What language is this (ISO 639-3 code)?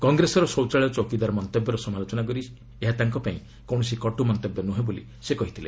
ori